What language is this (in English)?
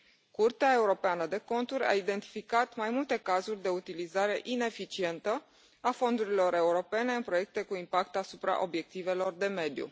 Romanian